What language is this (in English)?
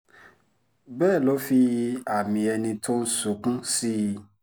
Yoruba